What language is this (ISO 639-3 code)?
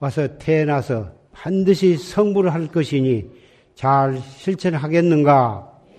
kor